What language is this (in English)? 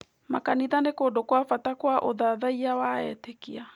Kikuyu